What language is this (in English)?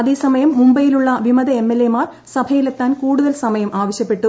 Malayalam